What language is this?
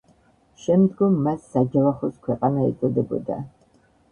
Georgian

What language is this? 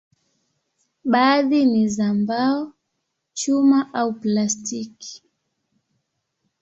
Swahili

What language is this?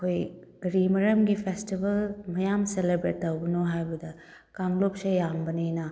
Manipuri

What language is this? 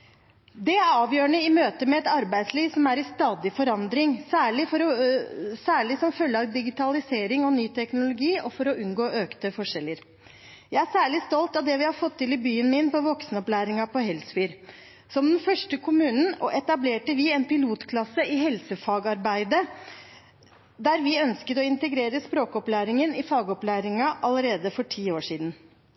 Norwegian Bokmål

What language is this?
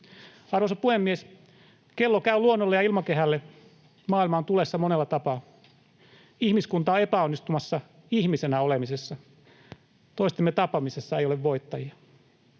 Finnish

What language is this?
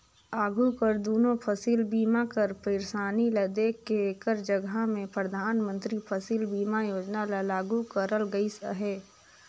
Chhattisgarhi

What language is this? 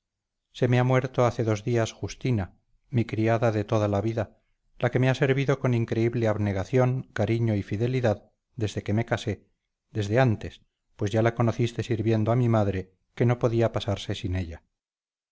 Spanish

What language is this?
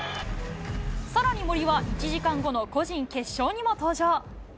Japanese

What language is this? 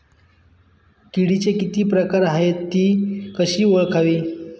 Marathi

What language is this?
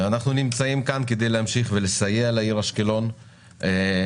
Hebrew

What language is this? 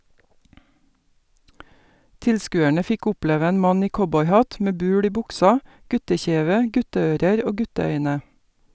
Norwegian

